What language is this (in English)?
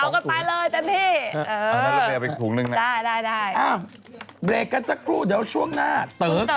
Thai